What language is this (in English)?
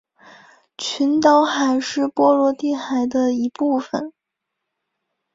Chinese